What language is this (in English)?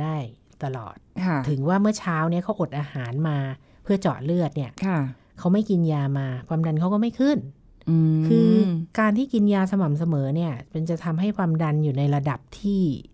Thai